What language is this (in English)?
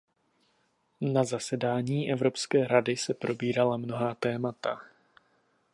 Czech